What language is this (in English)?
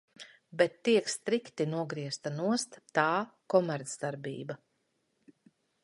Latvian